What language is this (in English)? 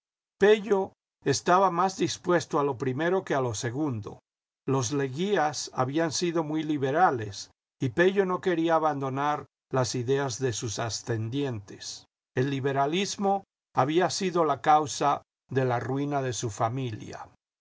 Spanish